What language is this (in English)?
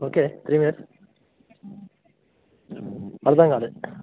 Telugu